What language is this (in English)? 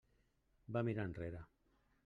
Catalan